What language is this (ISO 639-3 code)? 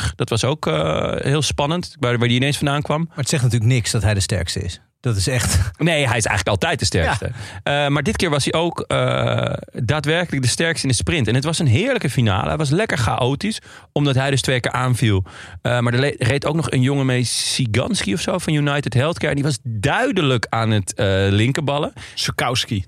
nld